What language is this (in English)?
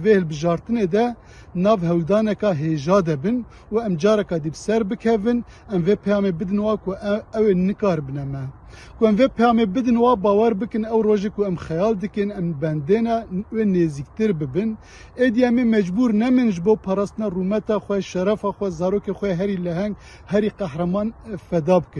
Arabic